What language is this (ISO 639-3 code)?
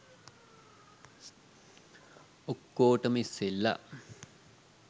sin